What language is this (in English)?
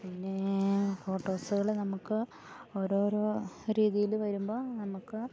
Malayalam